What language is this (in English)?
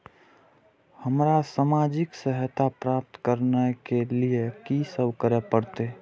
Maithili